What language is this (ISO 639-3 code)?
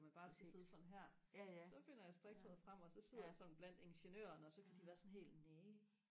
dan